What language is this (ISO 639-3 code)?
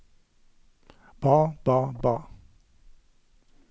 nor